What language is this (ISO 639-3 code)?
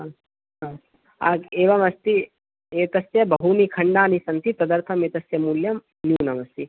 san